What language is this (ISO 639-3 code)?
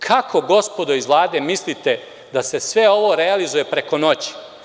srp